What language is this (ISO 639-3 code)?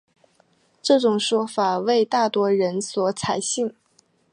zho